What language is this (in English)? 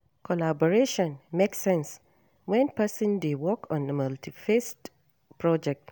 Nigerian Pidgin